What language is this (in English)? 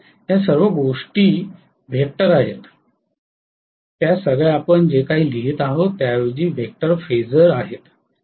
Marathi